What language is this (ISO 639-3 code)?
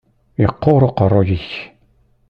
kab